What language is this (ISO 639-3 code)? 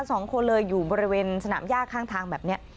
tha